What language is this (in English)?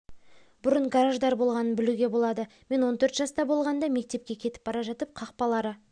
Kazakh